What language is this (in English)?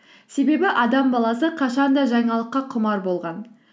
Kazakh